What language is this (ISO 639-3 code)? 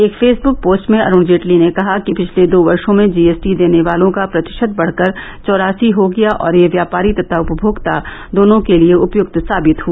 hin